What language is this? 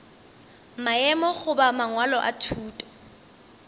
Northern Sotho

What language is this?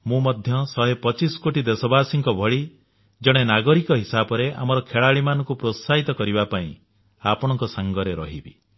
Odia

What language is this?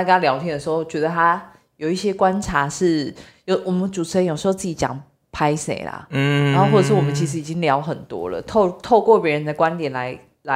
Chinese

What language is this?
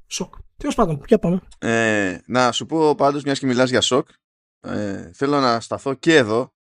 Greek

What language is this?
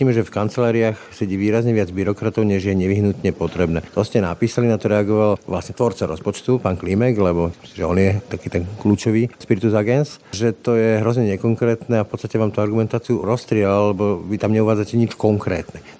Slovak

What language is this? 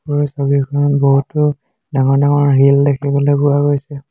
Assamese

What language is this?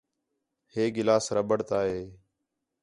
Khetrani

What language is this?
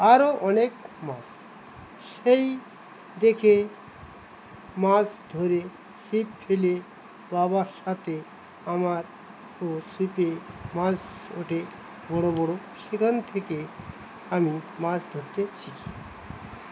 Bangla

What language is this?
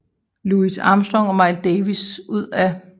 Danish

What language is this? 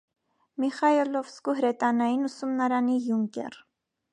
Armenian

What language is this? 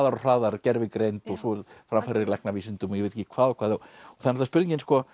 Icelandic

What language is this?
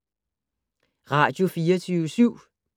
Danish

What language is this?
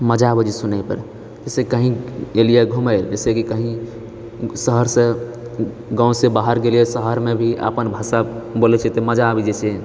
Maithili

